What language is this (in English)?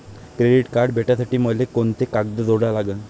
Marathi